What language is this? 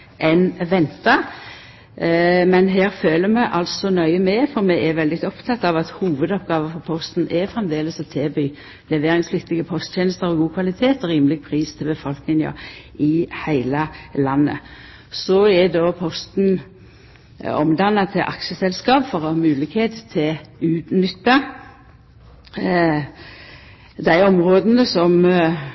Norwegian Nynorsk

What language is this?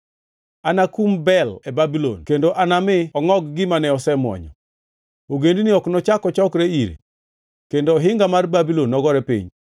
Luo (Kenya and Tanzania)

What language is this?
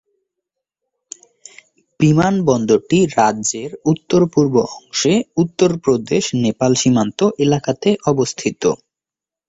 Bangla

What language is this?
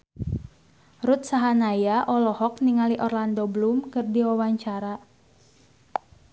Sundanese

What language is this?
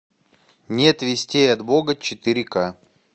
Russian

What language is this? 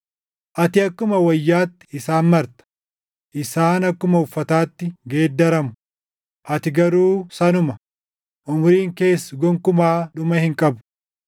Oromo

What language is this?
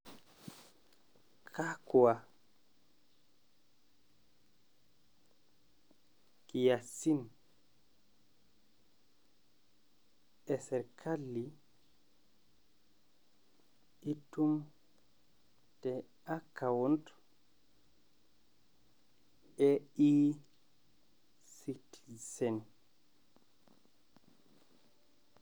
Masai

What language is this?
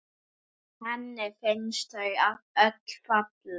Icelandic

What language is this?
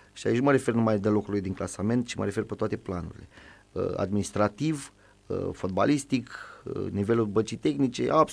Romanian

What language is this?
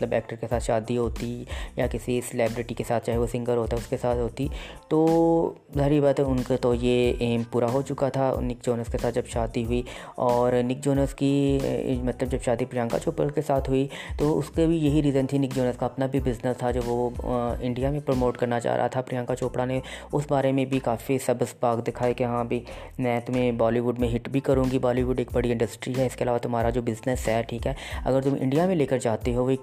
Urdu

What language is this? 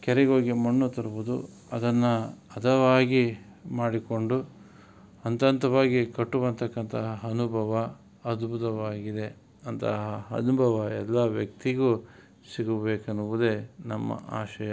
Kannada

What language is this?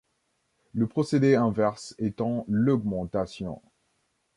French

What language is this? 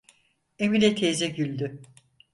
Turkish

